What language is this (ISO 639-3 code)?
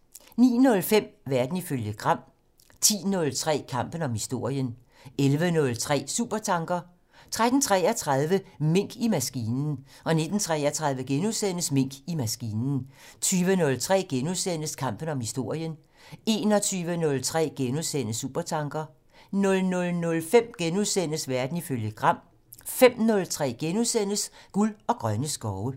dan